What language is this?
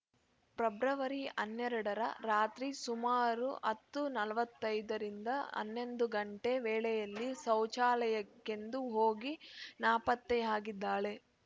Kannada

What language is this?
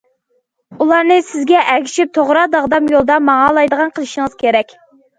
Uyghur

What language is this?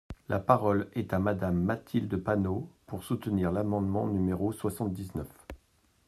French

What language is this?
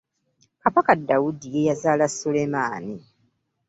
Ganda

